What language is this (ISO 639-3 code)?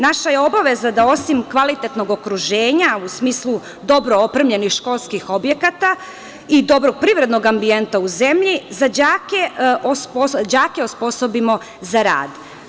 srp